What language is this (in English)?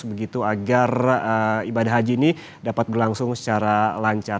Indonesian